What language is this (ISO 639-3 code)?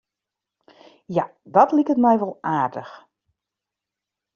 fry